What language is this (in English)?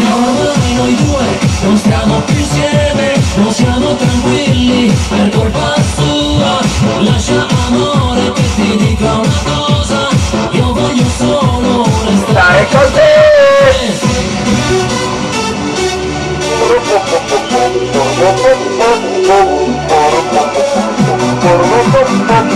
Italian